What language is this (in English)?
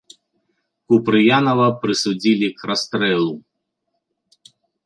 Belarusian